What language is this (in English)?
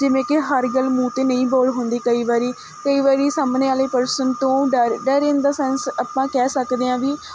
Punjabi